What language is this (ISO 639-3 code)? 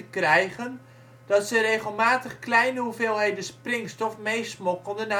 nld